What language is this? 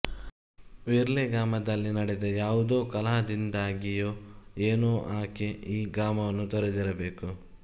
Kannada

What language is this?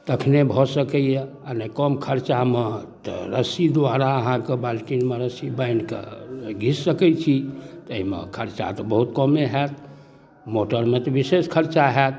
Maithili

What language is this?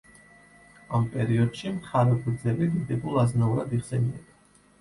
Georgian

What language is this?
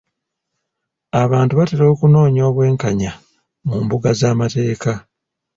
Ganda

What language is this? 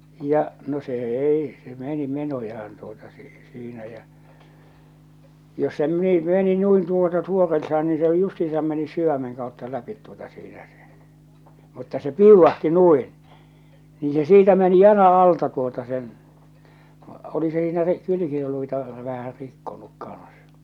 Finnish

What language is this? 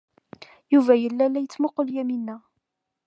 Kabyle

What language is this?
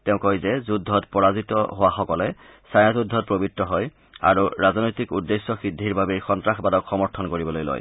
Assamese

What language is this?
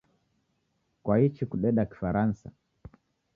Taita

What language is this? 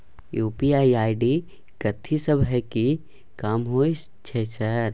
Maithili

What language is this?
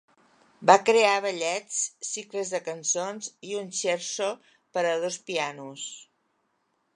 Catalan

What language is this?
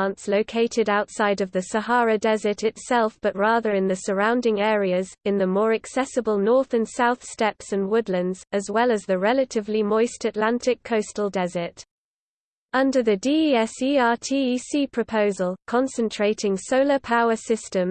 English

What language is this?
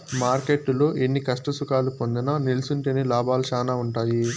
Telugu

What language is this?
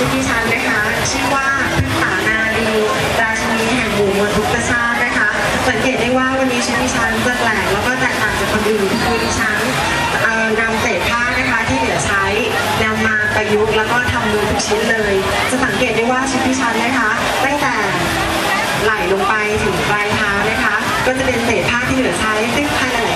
Thai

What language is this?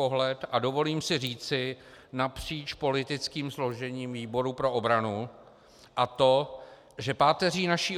Czech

